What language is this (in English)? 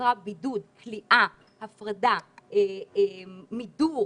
Hebrew